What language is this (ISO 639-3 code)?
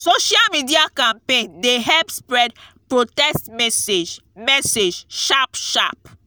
pcm